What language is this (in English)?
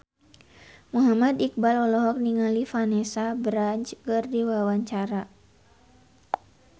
Sundanese